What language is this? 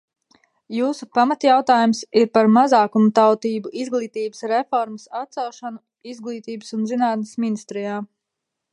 Latvian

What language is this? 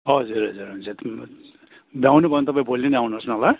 Nepali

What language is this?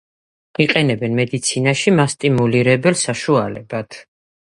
Georgian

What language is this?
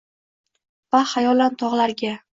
Uzbek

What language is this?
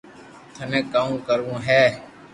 Loarki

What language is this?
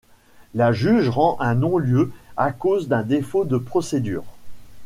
French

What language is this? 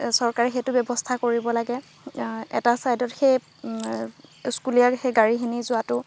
Assamese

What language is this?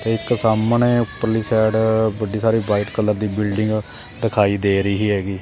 Punjabi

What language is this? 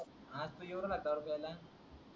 Marathi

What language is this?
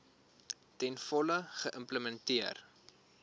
Afrikaans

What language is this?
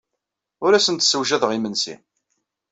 Kabyle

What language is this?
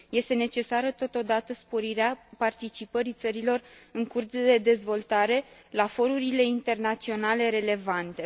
Romanian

